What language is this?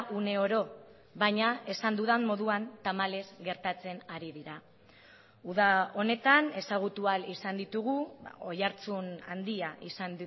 Basque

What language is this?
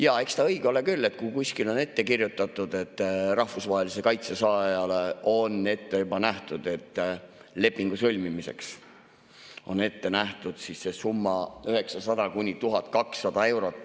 Estonian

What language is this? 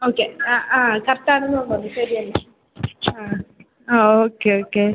Malayalam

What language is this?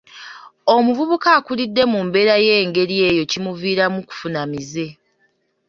Ganda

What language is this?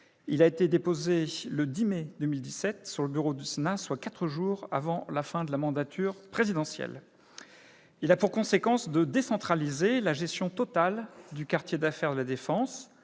French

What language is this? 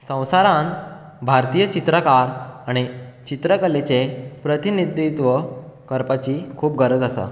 Konkani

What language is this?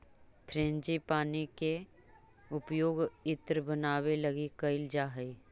Magahi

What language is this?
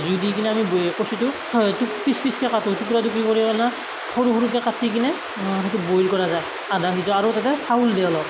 Assamese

